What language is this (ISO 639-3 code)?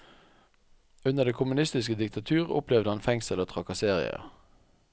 nor